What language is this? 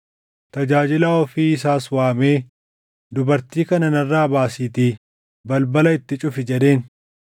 Oromo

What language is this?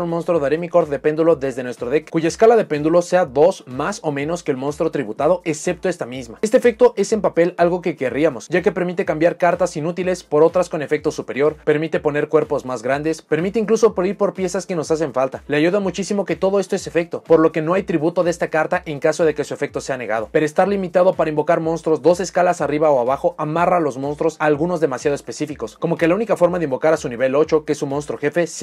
Spanish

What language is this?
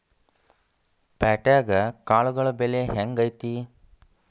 Kannada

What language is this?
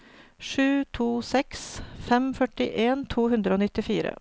Norwegian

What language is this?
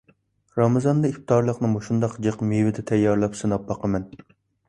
Uyghur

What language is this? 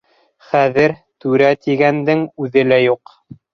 Bashkir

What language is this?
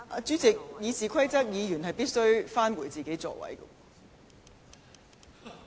Cantonese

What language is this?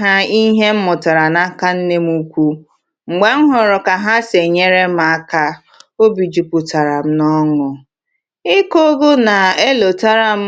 Igbo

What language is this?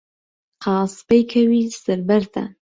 Central Kurdish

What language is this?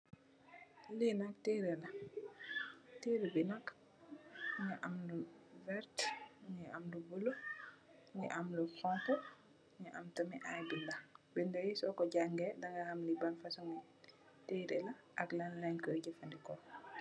Wolof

